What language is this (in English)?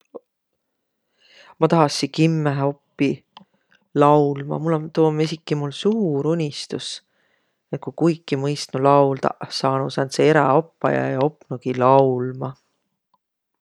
Võro